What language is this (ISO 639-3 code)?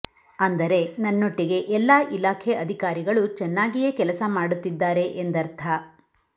kan